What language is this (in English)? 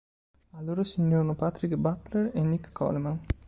Italian